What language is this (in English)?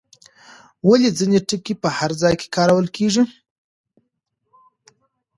Pashto